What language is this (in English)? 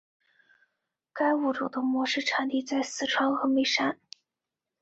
Chinese